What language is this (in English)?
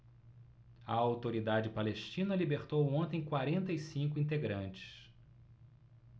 Portuguese